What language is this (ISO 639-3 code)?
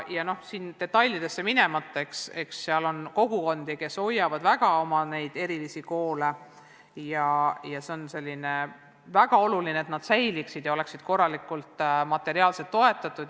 est